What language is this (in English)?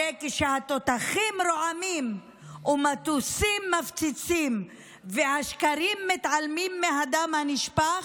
Hebrew